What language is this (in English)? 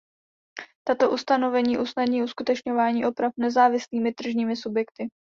Czech